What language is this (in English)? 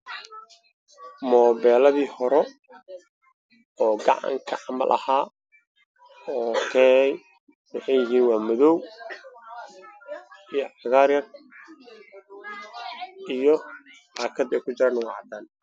Somali